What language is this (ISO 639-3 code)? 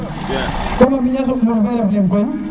srr